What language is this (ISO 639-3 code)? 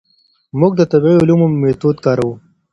pus